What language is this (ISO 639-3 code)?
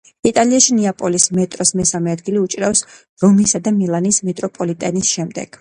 kat